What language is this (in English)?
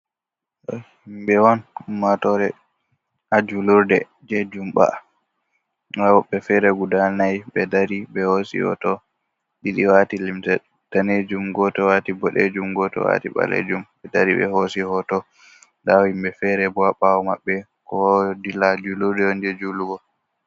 Fula